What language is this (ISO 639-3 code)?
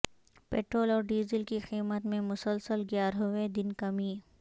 urd